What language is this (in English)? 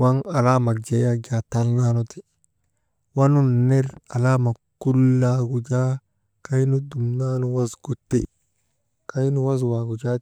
Maba